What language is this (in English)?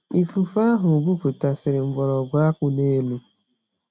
Igbo